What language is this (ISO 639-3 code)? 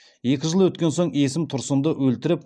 kaz